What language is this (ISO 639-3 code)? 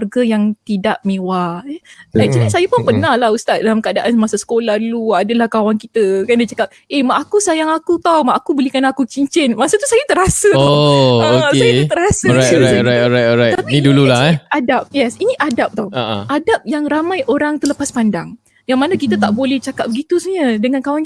msa